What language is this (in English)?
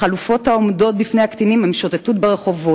Hebrew